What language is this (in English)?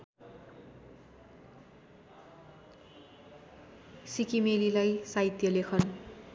Nepali